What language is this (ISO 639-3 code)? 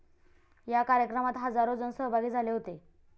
mar